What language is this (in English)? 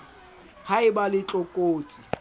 Southern Sotho